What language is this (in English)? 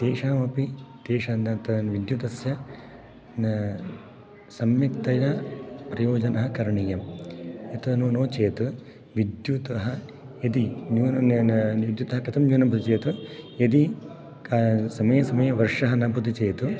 Sanskrit